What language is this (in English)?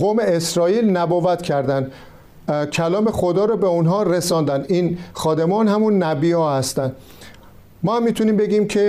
Persian